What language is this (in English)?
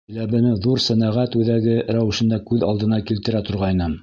Bashkir